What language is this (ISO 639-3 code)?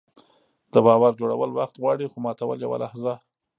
pus